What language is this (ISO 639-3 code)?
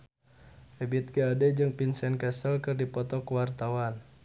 sun